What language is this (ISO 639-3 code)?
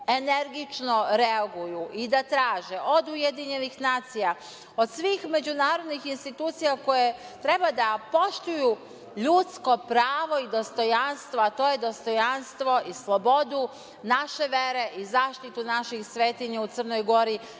srp